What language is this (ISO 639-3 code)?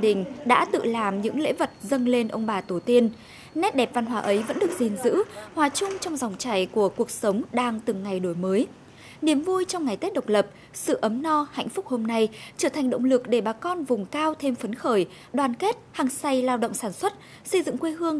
vie